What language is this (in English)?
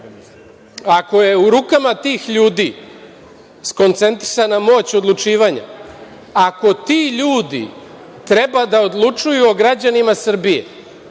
Serbian